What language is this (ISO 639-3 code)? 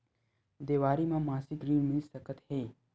hne